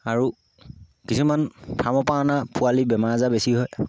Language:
Assamese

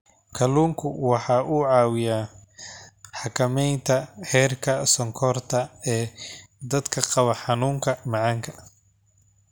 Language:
Somali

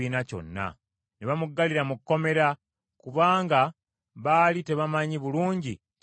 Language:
Ganda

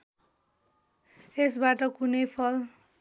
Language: Nepali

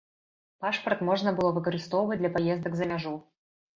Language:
Belarusian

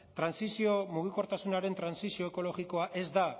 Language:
Basque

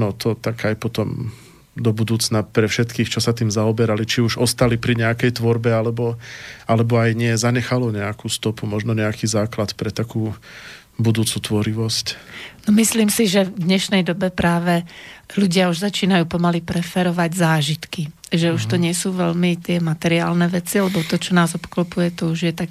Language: Slovak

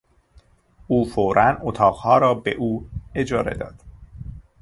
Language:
Persian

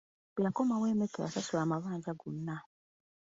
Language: Ganda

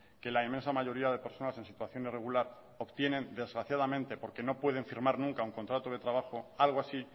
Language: Spanish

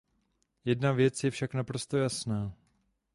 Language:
Czech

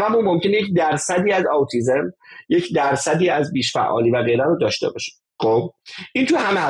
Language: Persian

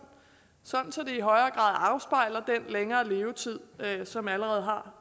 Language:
Danish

